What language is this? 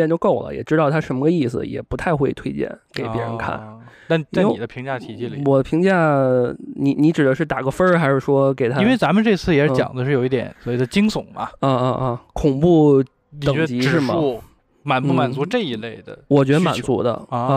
Chinese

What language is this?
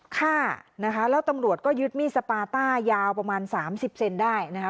Thai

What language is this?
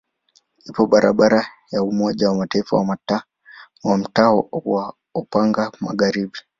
Swahili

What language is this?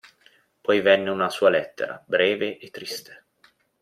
Italian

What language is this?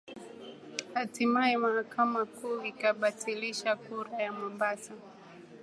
Swahili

